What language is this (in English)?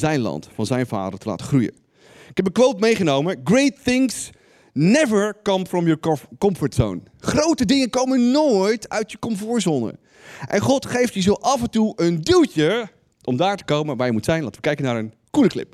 Dutch